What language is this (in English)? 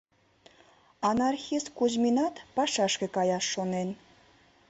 Mari